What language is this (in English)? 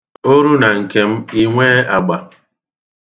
Igbo